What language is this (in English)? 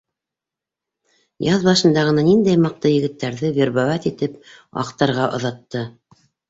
Bashkir